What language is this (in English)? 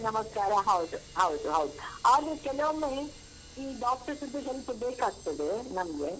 Kannada